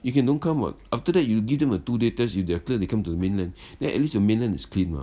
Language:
English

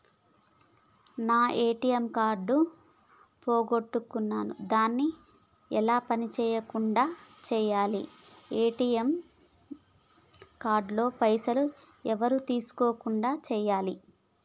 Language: Telugu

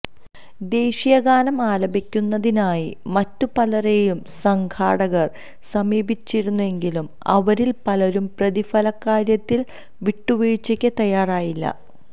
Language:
Malayalam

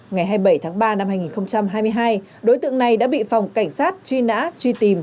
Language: Vietnamese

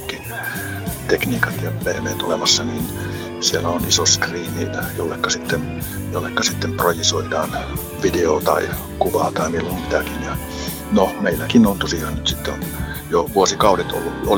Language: Finnish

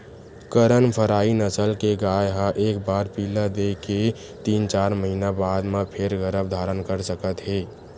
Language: Chhattisgarhi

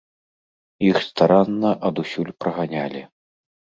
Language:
Belarusian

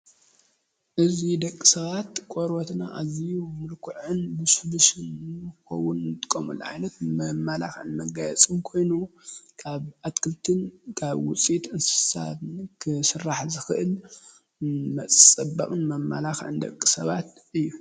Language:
Tigrinya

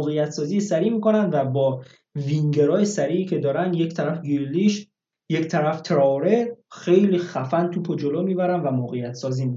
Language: Persian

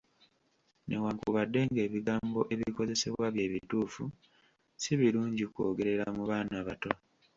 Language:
Ganda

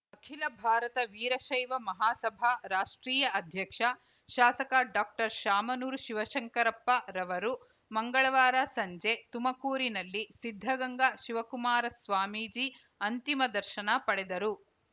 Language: Kannada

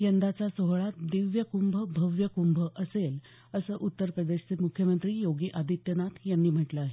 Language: Marathi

